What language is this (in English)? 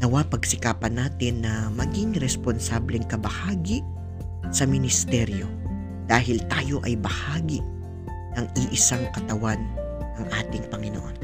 Filipino